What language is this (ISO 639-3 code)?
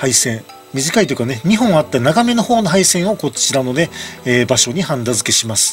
jpn